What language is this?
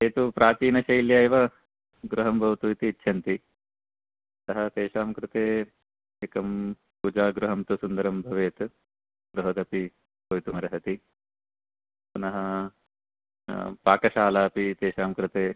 Sanskrit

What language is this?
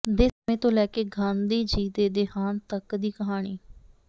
Punjabi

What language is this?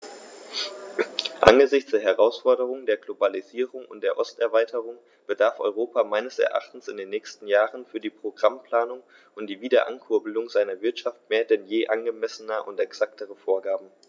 German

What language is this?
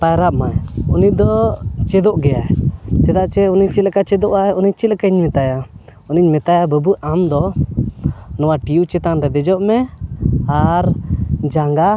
Santali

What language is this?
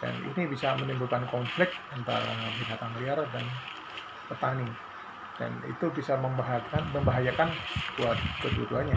Indonesian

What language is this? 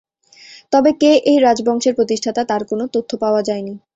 Bangla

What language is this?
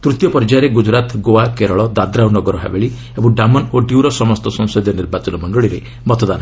Odia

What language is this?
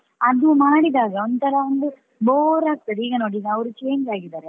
Kannada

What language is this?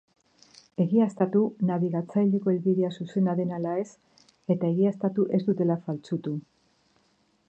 Basque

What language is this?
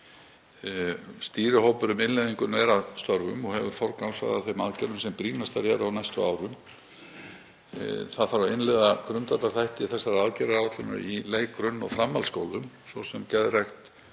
Icelandic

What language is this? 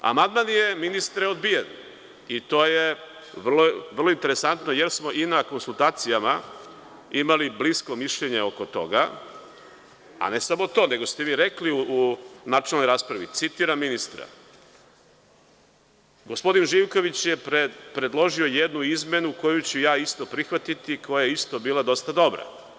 Serbian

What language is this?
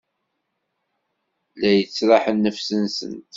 Kabyle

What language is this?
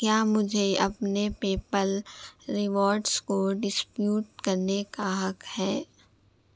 Urdu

